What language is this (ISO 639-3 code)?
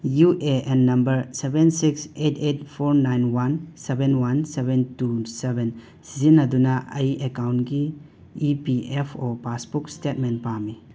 mni